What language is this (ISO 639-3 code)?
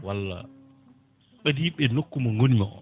ful